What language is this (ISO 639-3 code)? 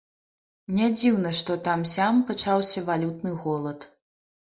bel